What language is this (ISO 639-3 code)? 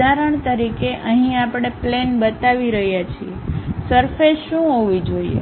guj